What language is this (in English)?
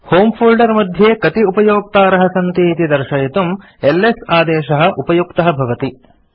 Sanskrit